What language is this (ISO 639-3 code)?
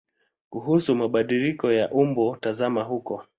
swa